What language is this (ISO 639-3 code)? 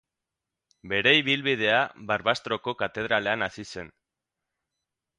eus